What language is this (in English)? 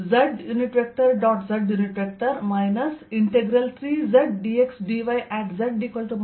Kannada